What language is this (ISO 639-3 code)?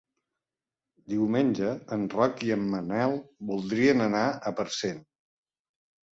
cat